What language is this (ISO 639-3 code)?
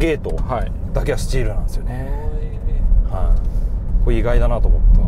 jpn